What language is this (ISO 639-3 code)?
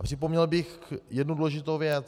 ces